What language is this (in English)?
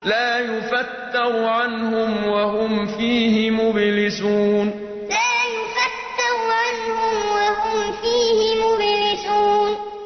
Arabic